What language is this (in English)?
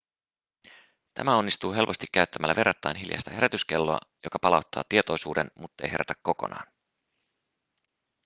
Finnish